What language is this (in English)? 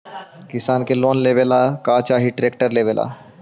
Magahi